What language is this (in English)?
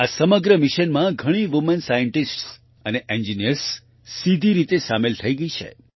Gujarati